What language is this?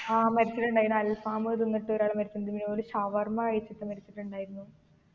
Malayalam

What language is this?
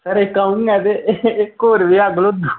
Dogri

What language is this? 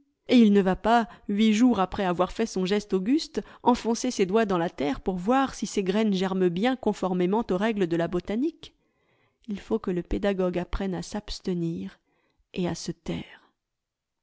French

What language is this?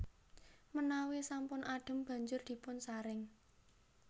Javanese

